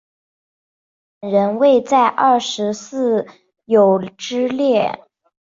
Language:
Chinese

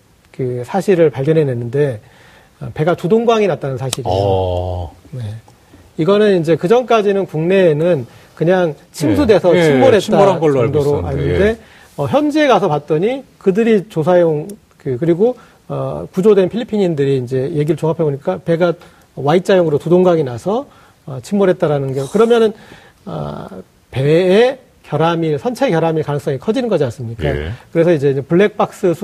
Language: Korean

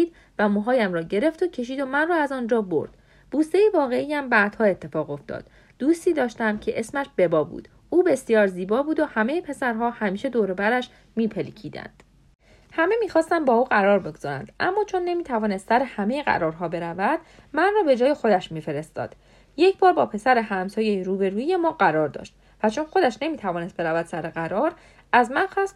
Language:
Persian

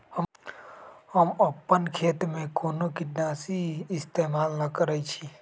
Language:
Magahi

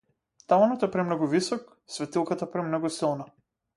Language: Macedonian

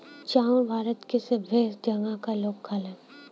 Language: Bhojpuri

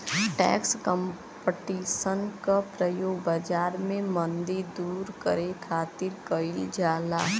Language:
Bhojpuri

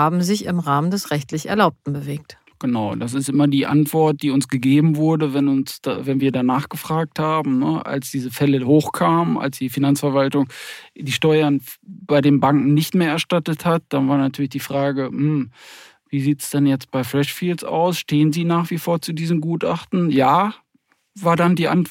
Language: German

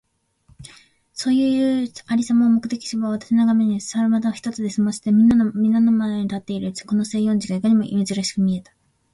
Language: Japanese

